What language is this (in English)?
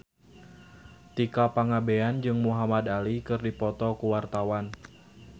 Sundanese